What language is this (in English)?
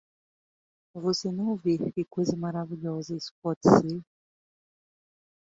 Portuguese